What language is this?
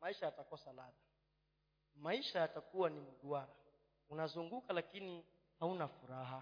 Swahili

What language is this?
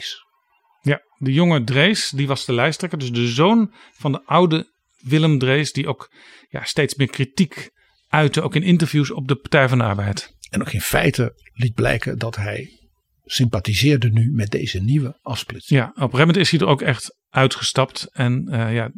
Dutch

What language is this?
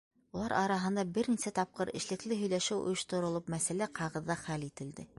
Bashkir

